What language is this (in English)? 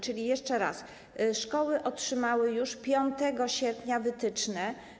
Polish